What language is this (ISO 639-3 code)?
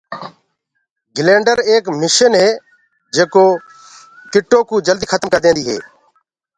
ggg